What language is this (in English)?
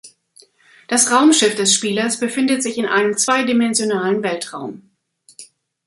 German